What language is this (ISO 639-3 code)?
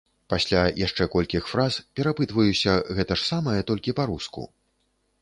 bel